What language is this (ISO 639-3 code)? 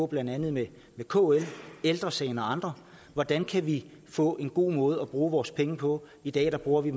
dan